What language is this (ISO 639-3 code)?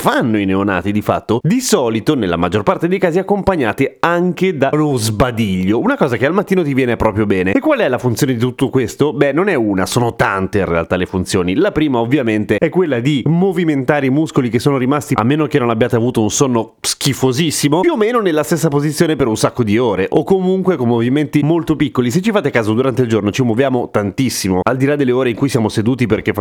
ita